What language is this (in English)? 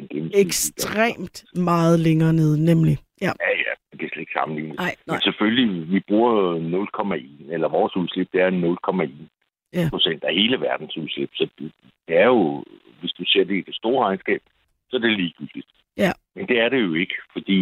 Danish